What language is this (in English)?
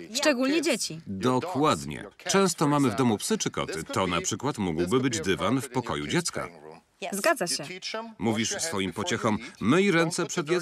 Polish